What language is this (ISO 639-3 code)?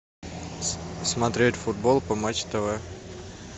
rus